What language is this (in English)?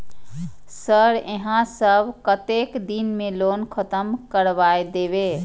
Maithili